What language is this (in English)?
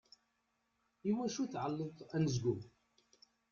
Kabyle